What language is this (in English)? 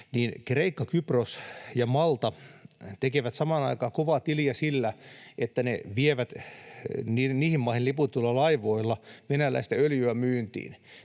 Finnish